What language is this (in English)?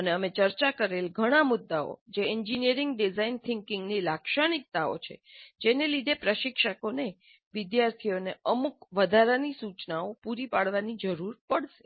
Gujarati